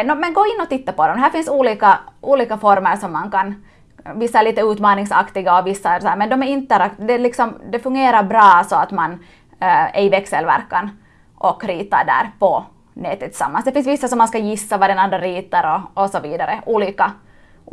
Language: Swedish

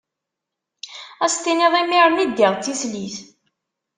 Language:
Kabyle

